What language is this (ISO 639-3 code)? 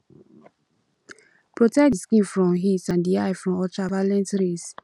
pcm